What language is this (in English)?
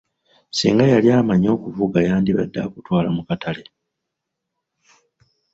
Ganda